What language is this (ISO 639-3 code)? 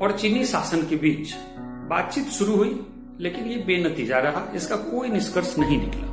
hin